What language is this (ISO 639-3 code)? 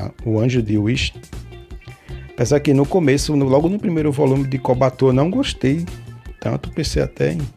por